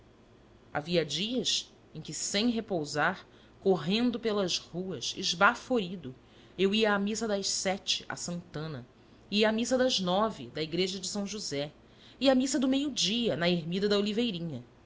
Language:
Portuguese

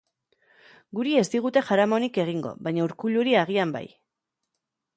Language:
Basque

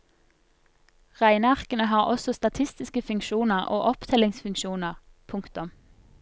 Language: Norwegian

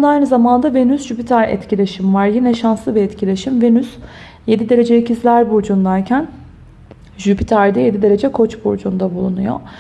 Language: Turkish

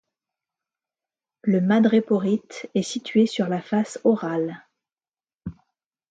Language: French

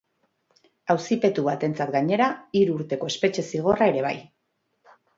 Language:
Basque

